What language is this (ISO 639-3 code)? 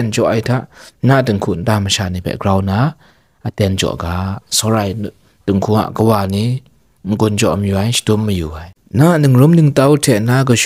tha